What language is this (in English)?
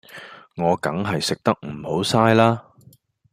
Cantonese